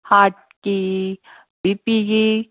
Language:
Manipuri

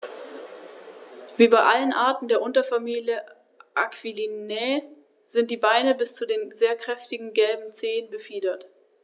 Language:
German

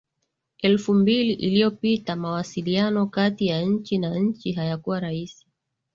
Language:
Swahili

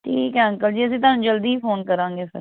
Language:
Punjabi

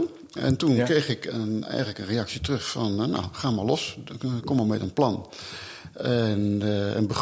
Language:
Dutch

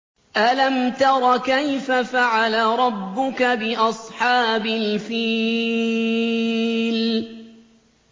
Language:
Arabic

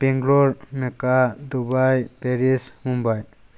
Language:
Manipuri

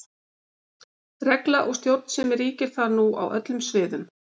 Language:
Icelandic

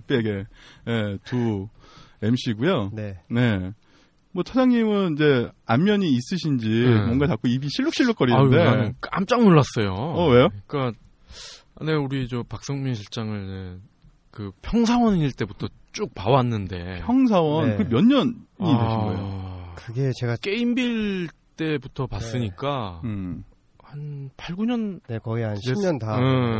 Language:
Korean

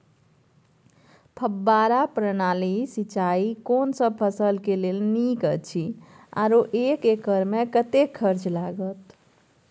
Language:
Maithili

